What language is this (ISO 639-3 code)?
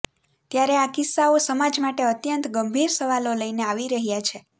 guj